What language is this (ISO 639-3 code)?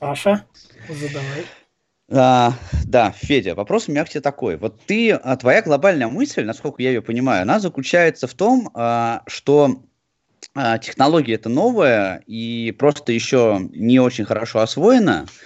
rus